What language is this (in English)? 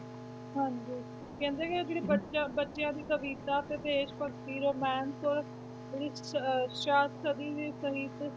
Punjabi